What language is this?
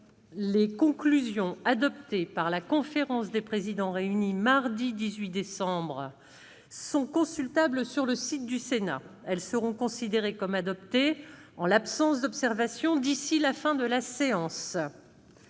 French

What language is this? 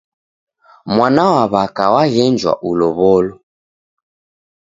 Taita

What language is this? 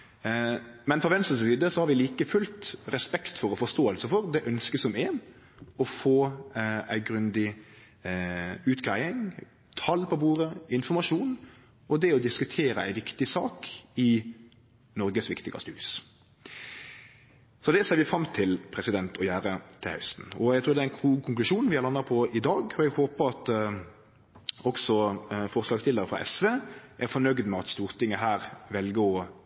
Norwegian Nynorsk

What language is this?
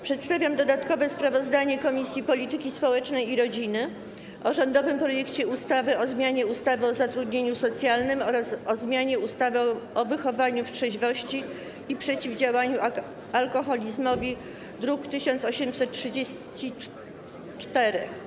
Polish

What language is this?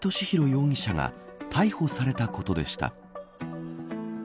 Japanese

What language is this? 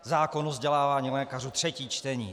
Czech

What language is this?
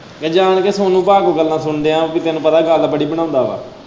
Punjabi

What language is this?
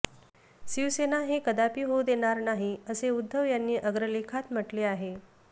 Marathi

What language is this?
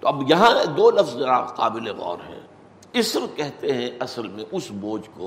Urdu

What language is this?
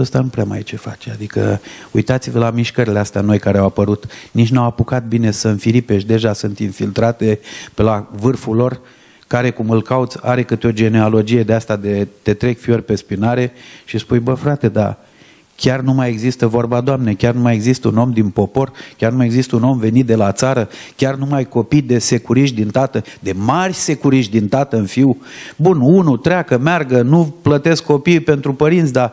Romanian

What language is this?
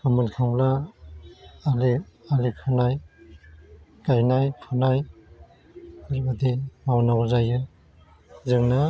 Bodo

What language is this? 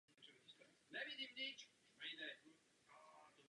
Czech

